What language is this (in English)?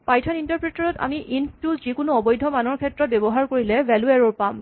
Assamese